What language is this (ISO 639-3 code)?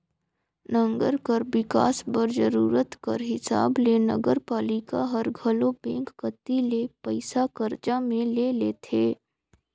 hne